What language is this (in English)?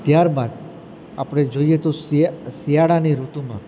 Gujarati